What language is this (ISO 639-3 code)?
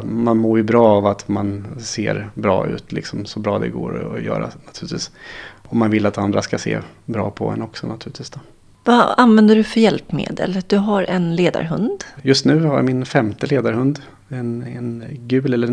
swe